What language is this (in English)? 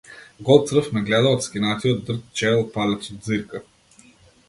Macedonian